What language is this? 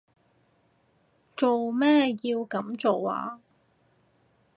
Cantonese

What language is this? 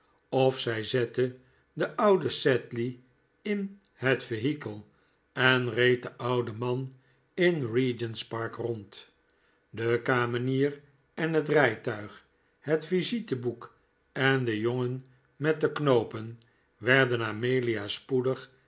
Dutch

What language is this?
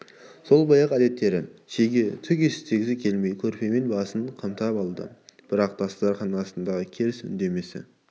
Kazakh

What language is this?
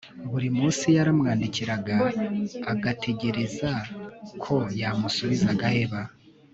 Kinyarwanda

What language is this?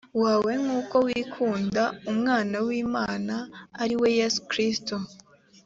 Kinyarwanda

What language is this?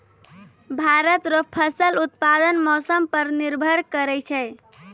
Maithili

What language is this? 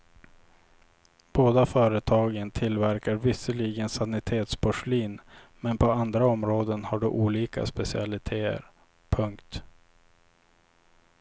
Swedish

